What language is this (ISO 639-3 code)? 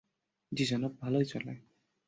ben